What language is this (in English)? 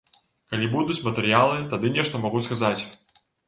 Belarusian